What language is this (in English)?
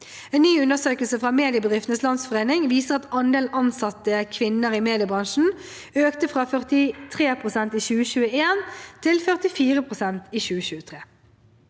Norwegian